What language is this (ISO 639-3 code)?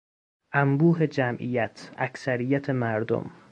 fas